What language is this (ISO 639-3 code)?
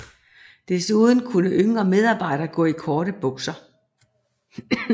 dan